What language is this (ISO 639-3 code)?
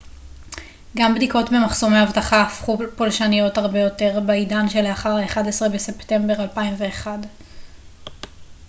heb